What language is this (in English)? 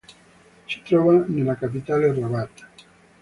Italian